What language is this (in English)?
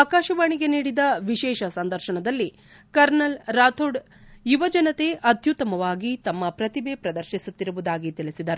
Kannada